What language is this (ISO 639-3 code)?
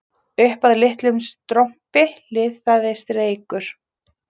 isl